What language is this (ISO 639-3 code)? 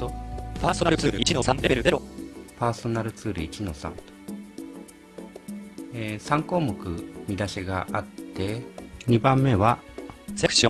jpn